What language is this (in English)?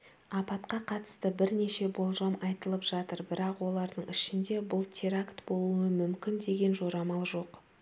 Kazakh